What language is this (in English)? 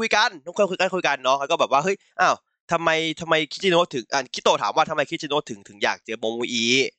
Thai